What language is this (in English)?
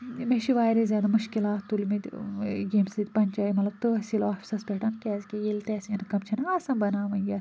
Kashmiri